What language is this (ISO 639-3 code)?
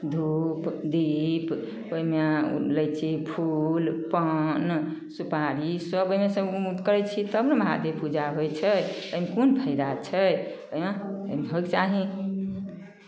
mai